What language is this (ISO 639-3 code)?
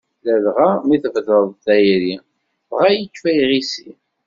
kab